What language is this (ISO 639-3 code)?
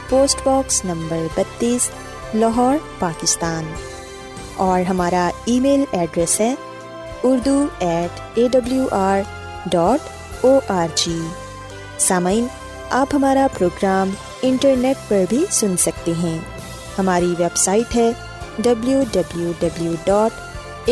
urd